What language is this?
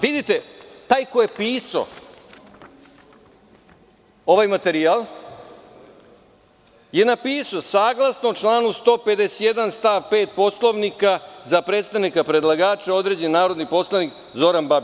Serbian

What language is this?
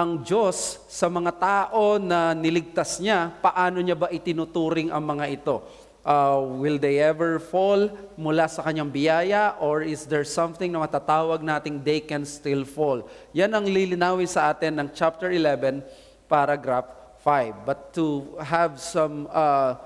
Filipino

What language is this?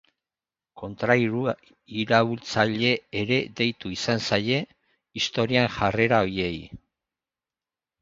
Basque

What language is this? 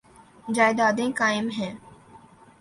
Urdu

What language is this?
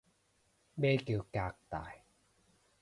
Cantonese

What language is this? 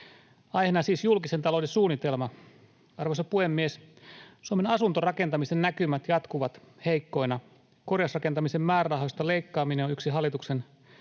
Finnish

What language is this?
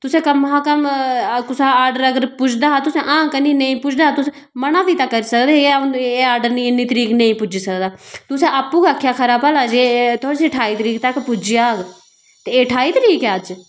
Dogri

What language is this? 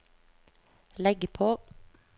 Norwegian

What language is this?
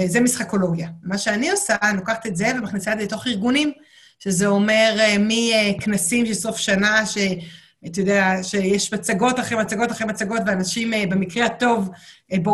Hebrew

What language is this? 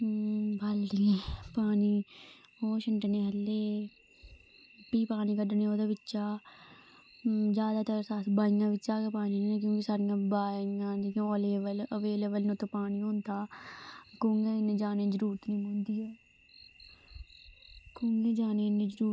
Dogri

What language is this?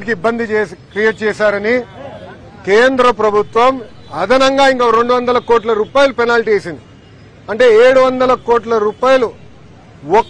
Telugu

